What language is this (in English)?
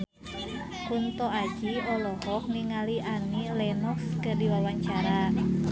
Sundanese